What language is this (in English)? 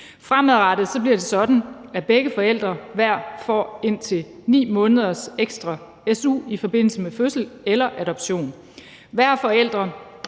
Danish